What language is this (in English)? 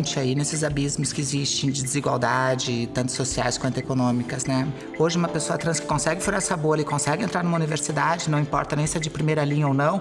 Portuguese